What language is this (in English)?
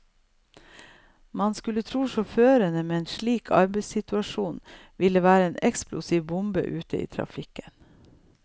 Norwegian